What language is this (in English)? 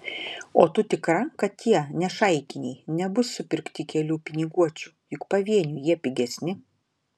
Lithuanian